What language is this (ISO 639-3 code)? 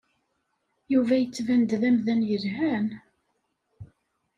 kab